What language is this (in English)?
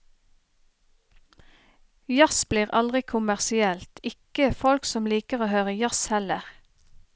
Norwegian